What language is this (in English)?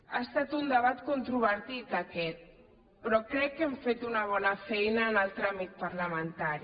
Catalan